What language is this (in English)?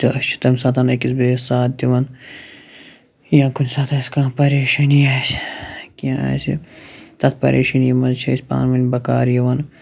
Kashmiri